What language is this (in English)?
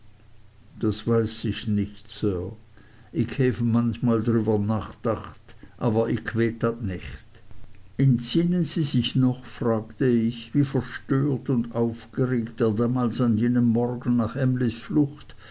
German